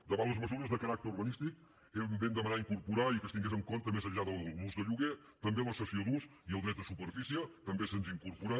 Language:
Catalan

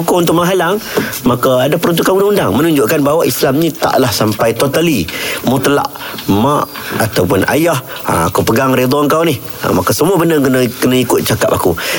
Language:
Malay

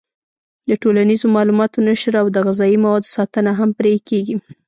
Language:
Pashto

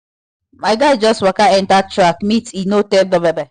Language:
Nigerian Pidgin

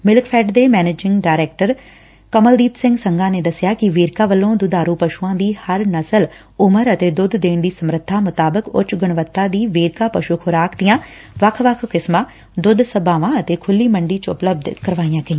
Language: Punjabi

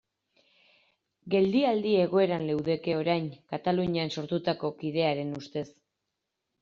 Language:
Basque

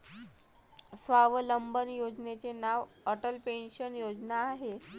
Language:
Marathi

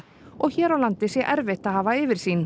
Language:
Icelandic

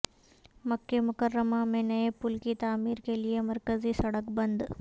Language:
Urdu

